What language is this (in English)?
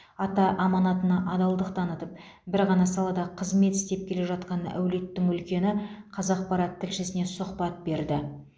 Kazakh